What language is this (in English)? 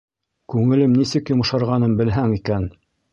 Bashkir